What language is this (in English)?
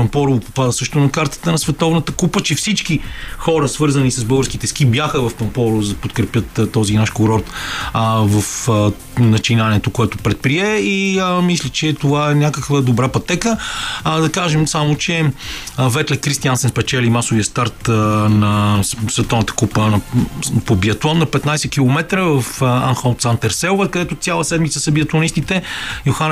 Bulgarian